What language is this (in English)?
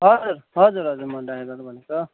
Nepali